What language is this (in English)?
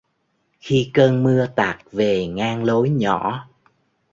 Vietnamese